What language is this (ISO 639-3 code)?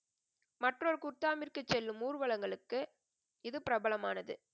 tam